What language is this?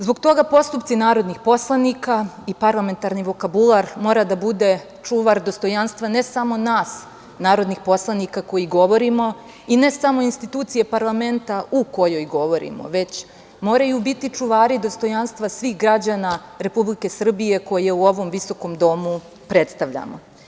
Serbian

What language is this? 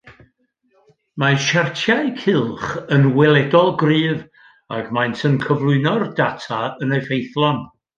Welsh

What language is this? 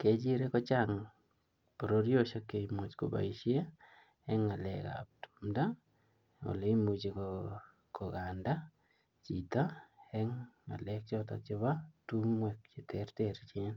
Kalenjin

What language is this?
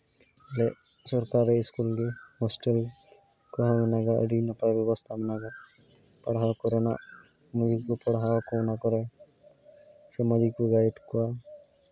Santali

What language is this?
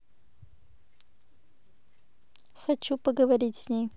Russian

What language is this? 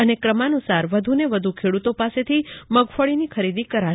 Gujarati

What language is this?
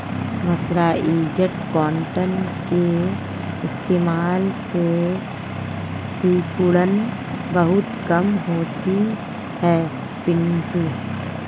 Hindi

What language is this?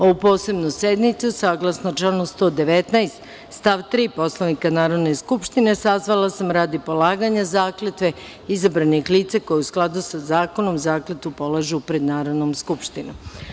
Serbian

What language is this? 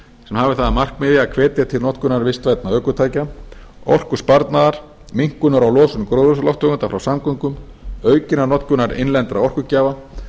Icelandic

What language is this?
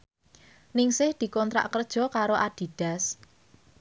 Javanese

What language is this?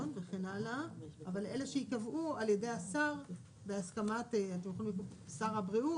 Hebrew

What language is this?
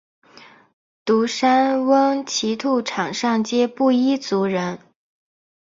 Chinese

